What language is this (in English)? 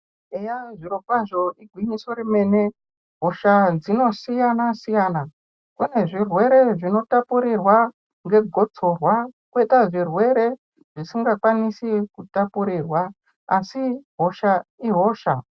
Ndau